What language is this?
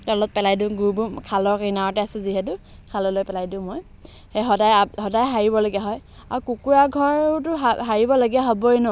Assamese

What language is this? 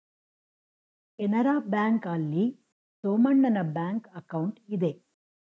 Kannada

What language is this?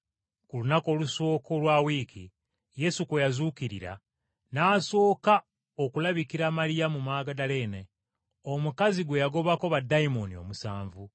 Ganda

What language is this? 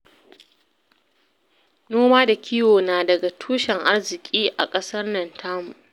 Hausa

